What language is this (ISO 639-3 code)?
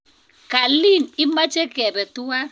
kln